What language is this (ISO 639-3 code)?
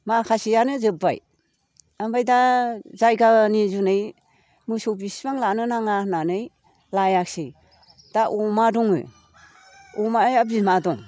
brx